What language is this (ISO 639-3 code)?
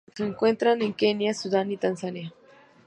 spa